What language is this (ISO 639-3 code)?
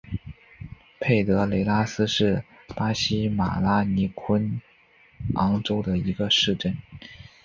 zho